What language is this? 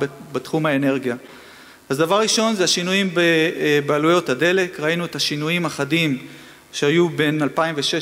Hebrew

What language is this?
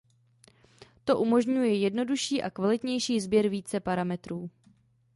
Czech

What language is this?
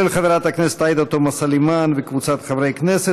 Hebrew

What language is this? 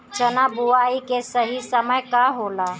Bhojpuri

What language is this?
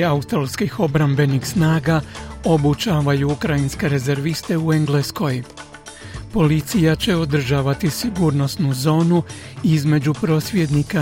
Croatian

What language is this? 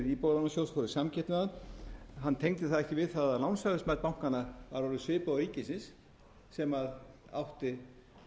Icelandic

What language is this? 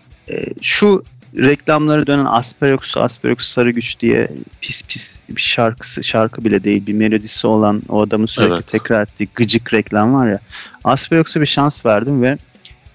Turkish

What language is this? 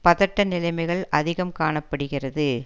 Tamil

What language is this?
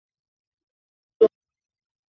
Chinese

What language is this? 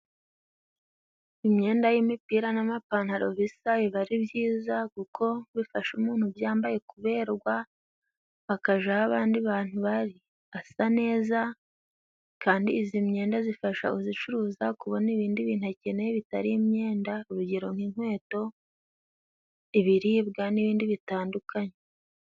Kinyarwanda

